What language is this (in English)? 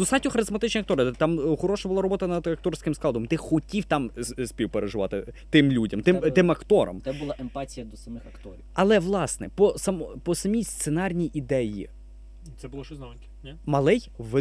Ukrainian